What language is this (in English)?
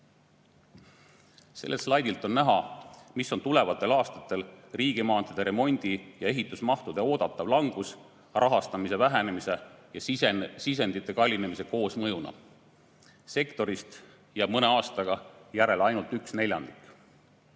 Estonian